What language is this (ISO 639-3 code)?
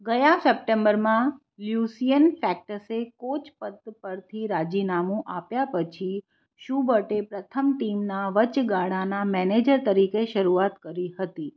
guj